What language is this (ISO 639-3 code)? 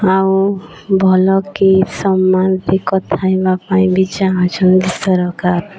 ori